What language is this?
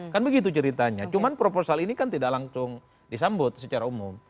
Indonesian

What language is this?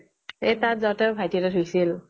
Assamese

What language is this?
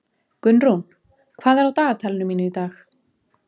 Icelandic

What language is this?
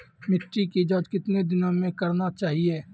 Maithili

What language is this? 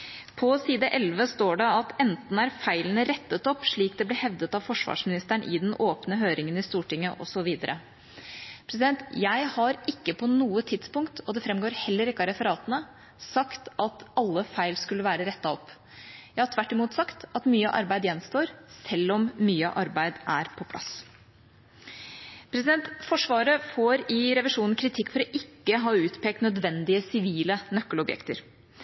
Norwegian Bokmål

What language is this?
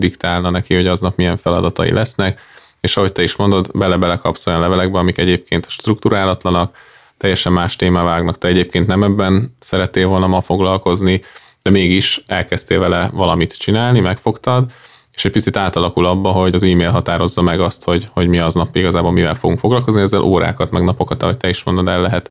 Hungarian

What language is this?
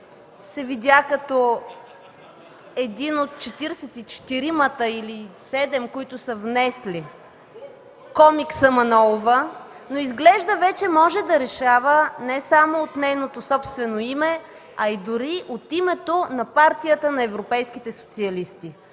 Bulgarian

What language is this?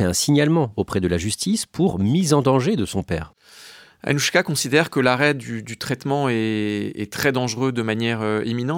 French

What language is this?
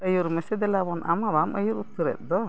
Santali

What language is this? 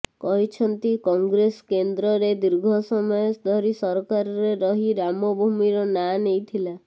Odia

